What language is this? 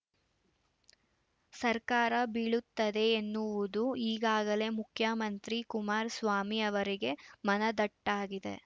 Kannada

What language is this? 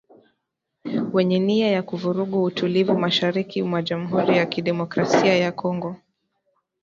Swahili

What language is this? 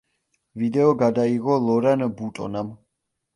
Georgian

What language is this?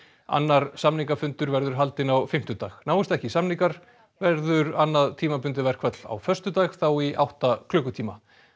Icelandic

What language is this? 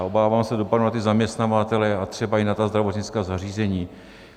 Czech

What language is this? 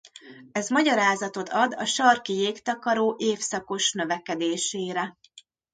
Hungarian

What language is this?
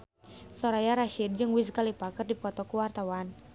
Sundanese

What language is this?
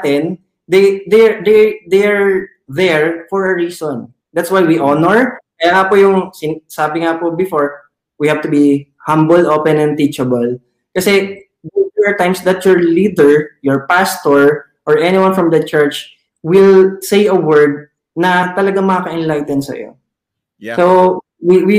Filipino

